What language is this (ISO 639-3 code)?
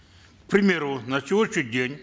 kaz